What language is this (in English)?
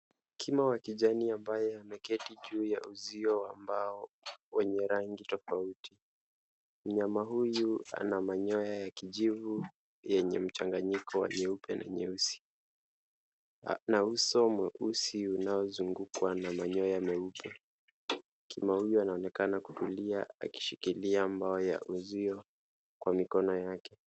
Swahili